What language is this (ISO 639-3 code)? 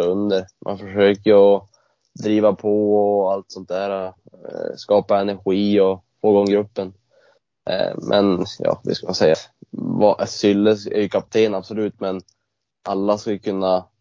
swe